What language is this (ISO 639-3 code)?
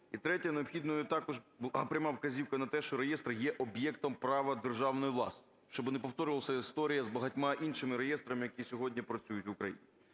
ukr